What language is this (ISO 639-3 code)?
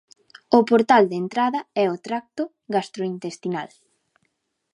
glg